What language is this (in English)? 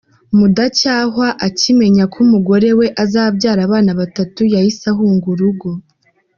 Kinyarwanda